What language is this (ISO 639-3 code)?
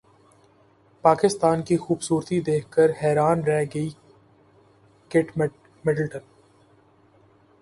urd